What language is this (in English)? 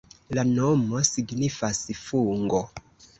Esperanto